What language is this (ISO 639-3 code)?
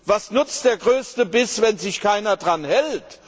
deu